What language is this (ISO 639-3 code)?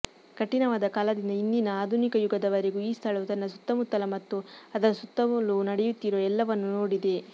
kan